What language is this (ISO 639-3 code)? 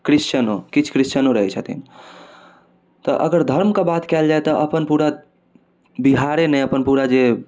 mai